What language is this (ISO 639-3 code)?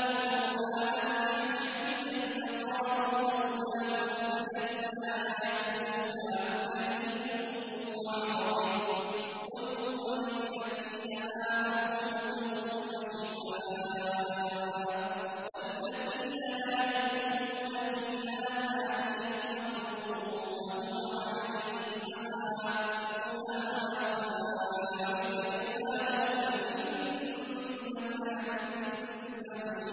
ara